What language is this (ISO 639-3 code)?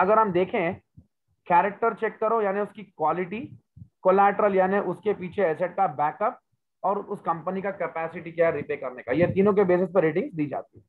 hin